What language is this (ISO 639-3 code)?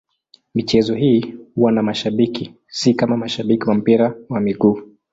swa